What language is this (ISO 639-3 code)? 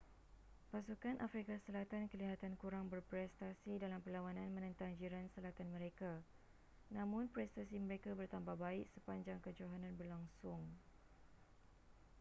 msa